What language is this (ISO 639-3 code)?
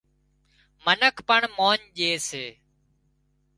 kxp